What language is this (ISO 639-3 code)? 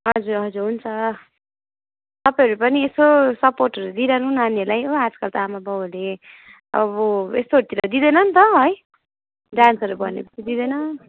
nep